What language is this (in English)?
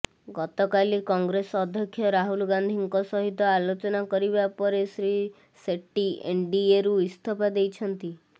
Odia